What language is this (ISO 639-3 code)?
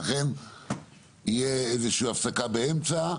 heb